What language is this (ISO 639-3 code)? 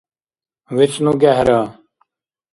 dar